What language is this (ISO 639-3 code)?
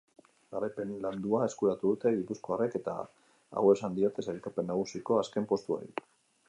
eus